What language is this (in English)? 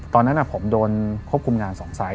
Thai